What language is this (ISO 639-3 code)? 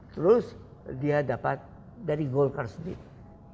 ind